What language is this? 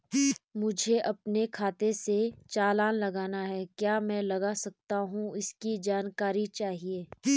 Hindi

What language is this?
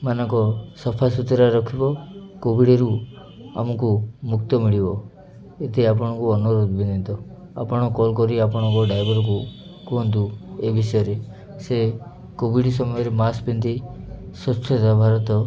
Odia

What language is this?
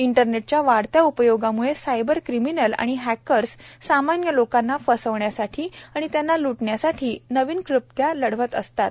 Marathi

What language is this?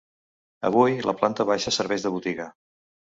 Catalan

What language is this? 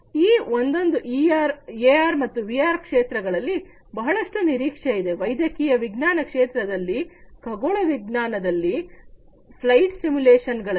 Kannada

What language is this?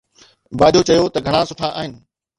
Sindhi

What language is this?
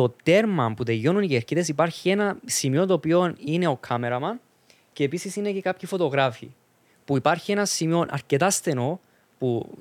Greek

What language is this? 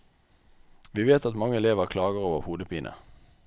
Norwegian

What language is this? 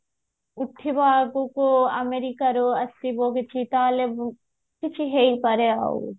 Odia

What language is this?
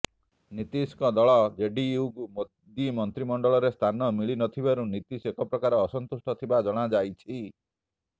Odia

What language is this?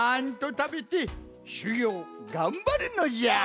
Japanese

